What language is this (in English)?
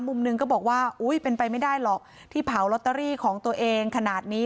Thai